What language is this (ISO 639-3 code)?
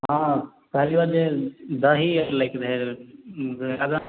mai